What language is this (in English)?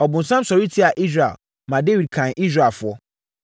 Akan